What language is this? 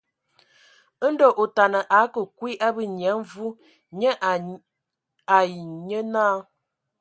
Ewondo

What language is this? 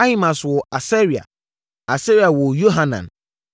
Akan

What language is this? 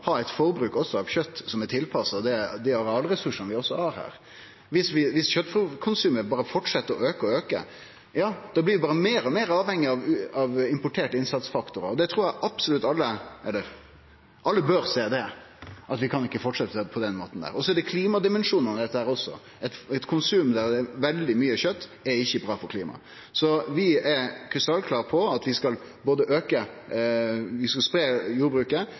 Norwegian Nynorsk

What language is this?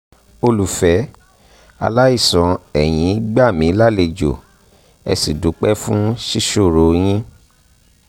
Yoruba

